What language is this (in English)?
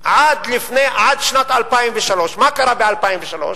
Hebrew